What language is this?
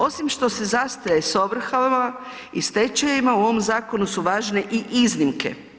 Croatian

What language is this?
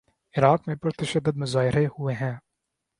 Urdu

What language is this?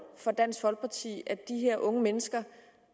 Danish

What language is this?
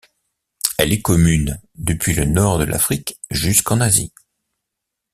French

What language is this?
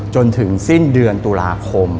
Thai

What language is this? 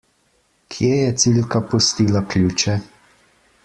Slovenian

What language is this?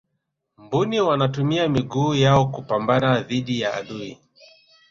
Swahili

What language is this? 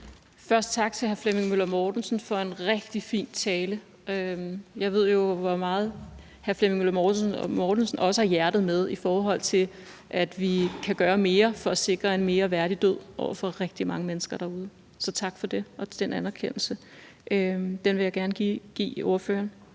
Danish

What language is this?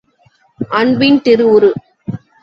Tamil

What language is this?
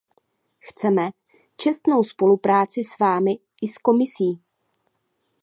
Czech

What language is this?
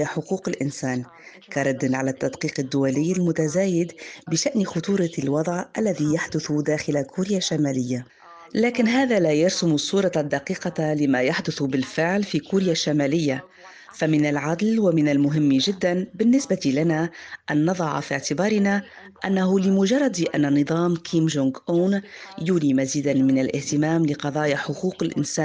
Arabic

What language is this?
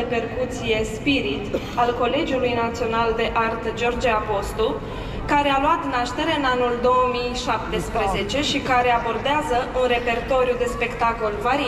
Romanian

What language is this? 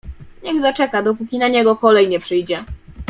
Polish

